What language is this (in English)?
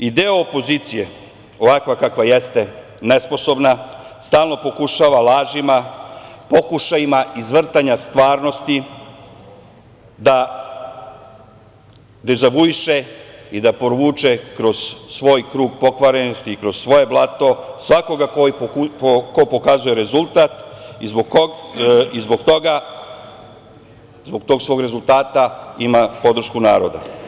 Serbian